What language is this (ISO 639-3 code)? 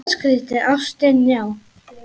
isl